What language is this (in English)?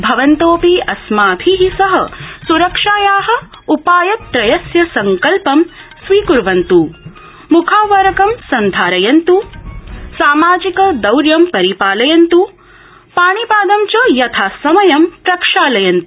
Sanskrit